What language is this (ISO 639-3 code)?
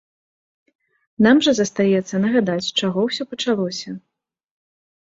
bel